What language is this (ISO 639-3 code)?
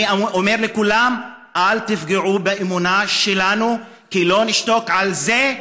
heb